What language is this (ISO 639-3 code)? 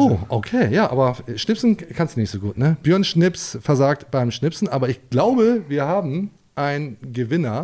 deu